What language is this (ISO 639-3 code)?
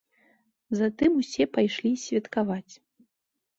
bel